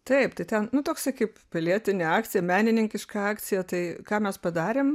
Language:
Lithuanian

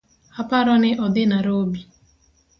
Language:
Luo (Kenya and Tanzania)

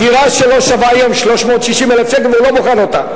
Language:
Hebrew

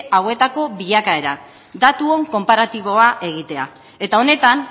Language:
Basque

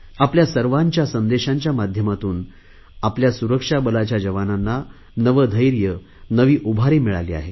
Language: Marathi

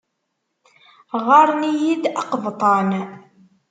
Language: Kabyle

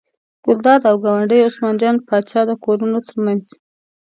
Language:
Pashto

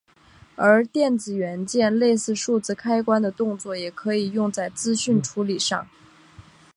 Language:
Chinese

